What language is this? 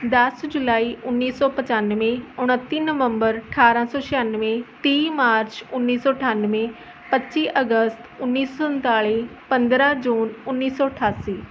Punjabi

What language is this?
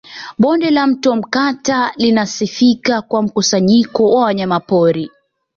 Swahili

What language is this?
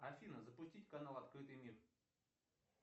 Russian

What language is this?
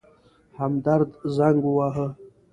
Pashto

